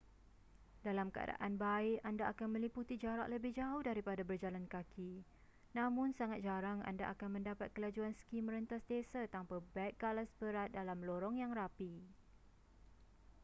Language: Malay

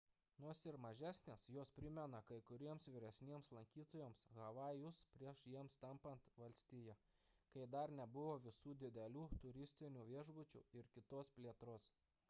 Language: Lithuanian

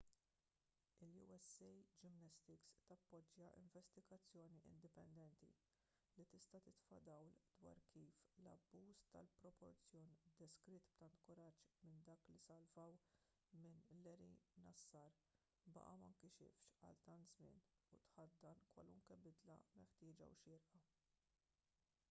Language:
Maltese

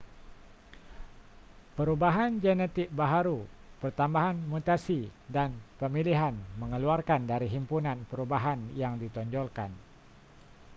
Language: Malay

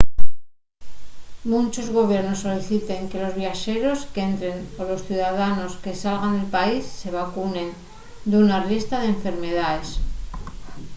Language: Asturian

